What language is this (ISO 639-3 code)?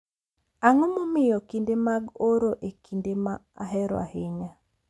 luo